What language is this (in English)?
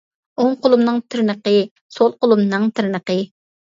Uyghur